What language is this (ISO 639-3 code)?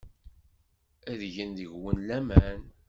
kab